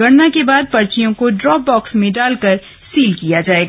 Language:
Hindi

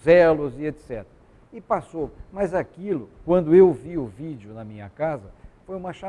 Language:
Portuguese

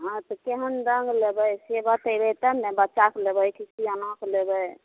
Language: Maithili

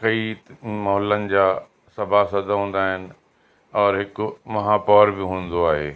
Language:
Sindhi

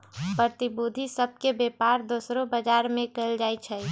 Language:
Magahi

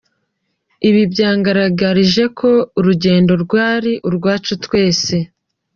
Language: Kinyarwanda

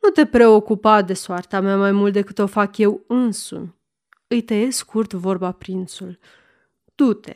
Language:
Romanian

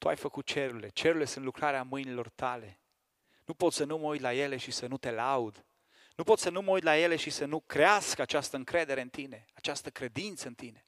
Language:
Romanian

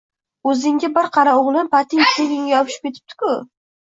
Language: Uzbek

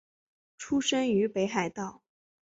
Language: Chinese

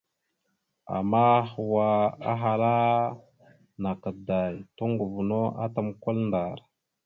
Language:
Mada (Cameroon)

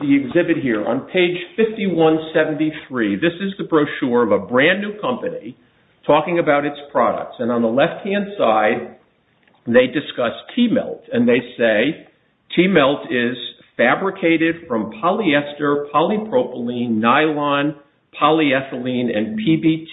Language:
English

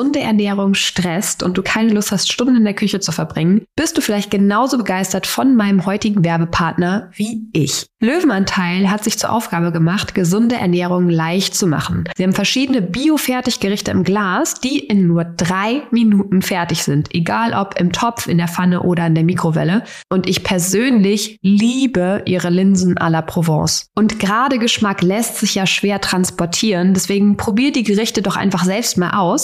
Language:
German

